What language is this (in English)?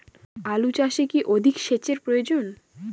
Bangla